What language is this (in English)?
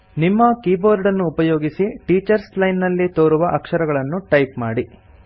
Kannada